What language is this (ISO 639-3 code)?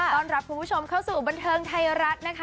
tha